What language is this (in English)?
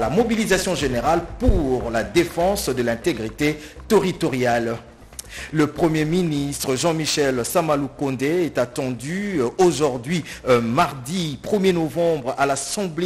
French